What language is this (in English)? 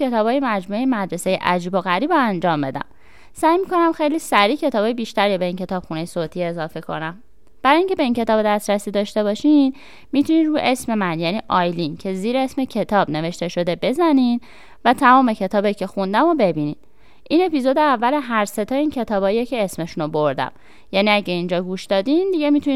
Persian